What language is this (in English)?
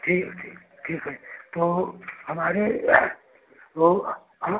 Hindi